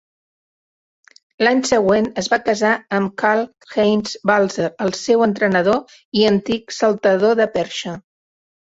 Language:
Catalan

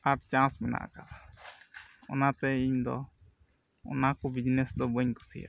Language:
Santali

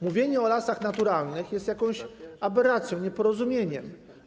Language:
Polish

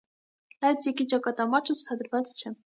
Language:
Armenian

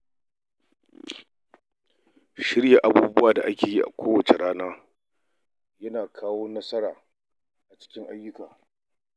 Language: Hausa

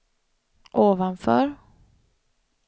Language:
Swedish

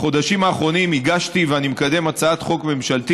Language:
Hebrew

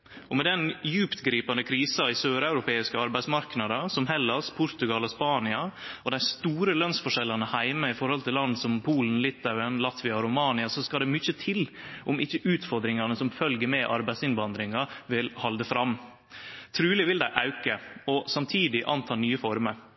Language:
Norwegian Nynorsk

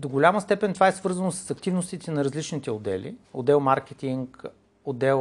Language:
Bulgarian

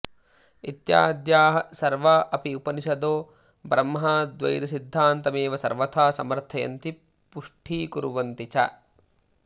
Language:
Sanskrit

